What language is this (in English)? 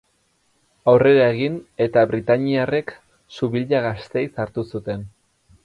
Basque